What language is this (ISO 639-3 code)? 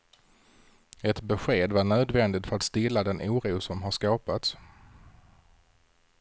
swe